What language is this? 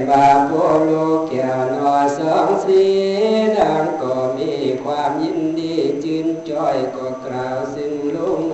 Thai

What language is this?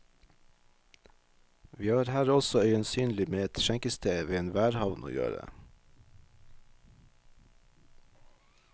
Norwegian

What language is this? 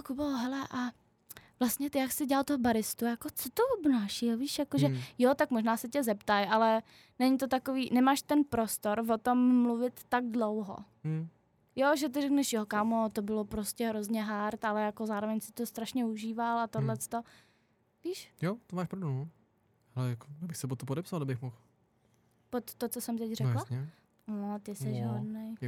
Czech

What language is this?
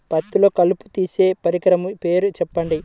Telugu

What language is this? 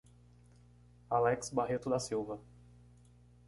Portuguese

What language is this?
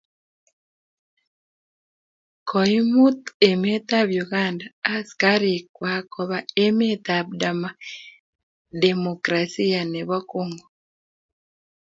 Kalenjin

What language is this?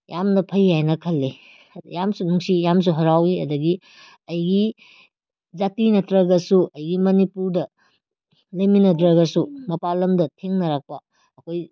Manipuri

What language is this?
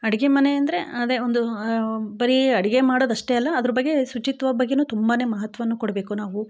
Kannada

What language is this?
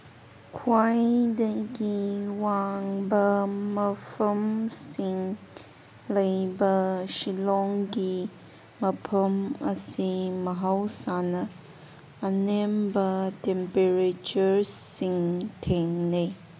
Manipuri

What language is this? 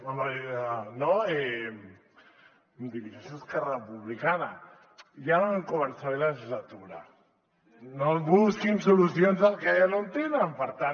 Catalan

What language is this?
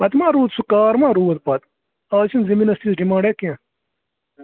Kashmiri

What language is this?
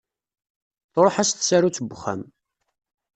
Kabyle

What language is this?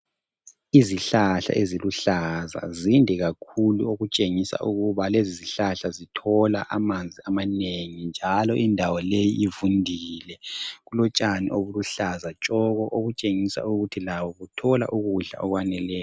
North Ndebele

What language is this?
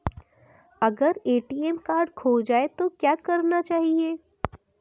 Hindi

